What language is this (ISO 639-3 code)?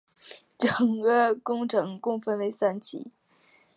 zho